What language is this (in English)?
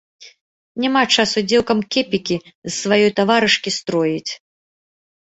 Belarusian